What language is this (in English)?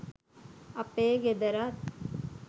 Sinhala